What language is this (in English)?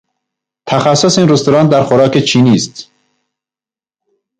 Persian